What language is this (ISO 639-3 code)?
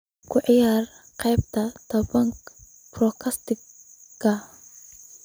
som